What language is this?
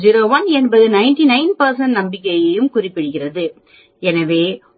Tamil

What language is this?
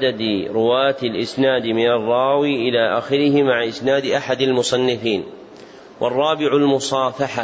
Arabic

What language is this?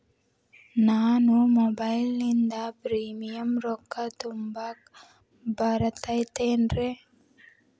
Kannada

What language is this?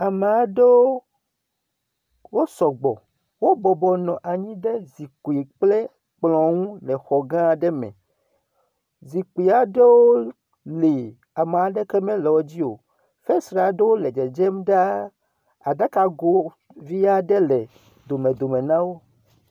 Ewe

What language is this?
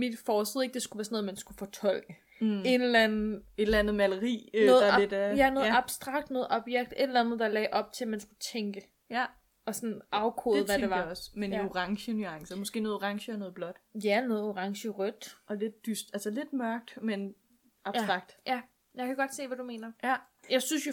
Danish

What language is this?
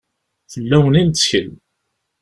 Kabyle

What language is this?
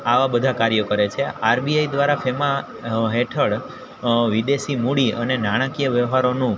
Gujarati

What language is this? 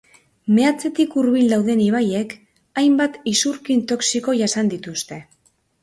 Basque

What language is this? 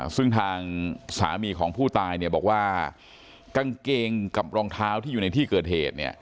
Thai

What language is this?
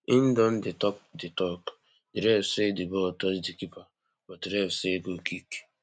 Nigerian Pidgin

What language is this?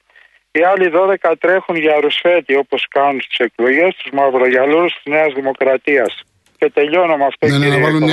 Greek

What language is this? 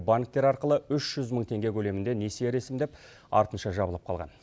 Kazakh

